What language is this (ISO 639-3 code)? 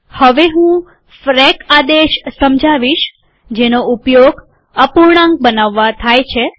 guj